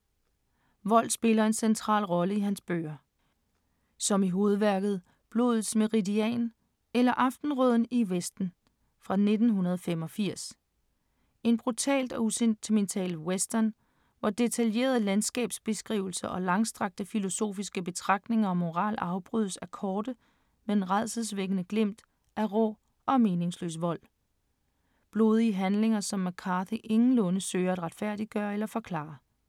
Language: Danish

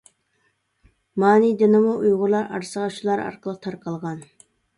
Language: Uyghur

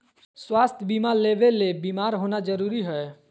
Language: Magahi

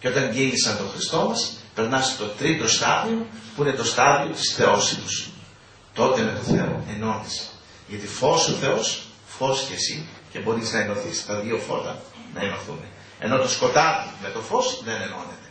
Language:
Greek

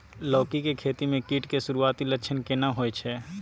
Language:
Maithili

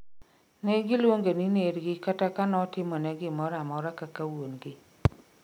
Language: Luo (Kenya and Tanzania)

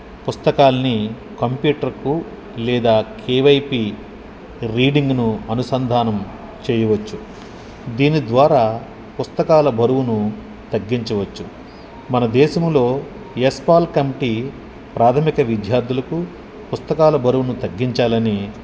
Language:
Telugu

